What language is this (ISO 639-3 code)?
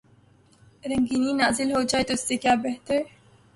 urd